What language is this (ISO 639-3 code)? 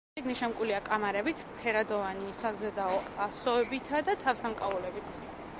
kat